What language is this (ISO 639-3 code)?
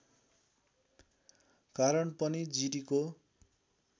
nep